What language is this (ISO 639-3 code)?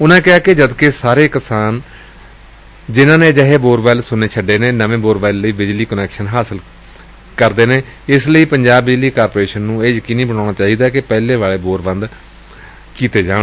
pan